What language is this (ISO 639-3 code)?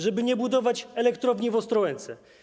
pol